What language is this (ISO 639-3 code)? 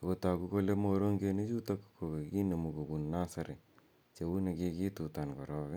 kln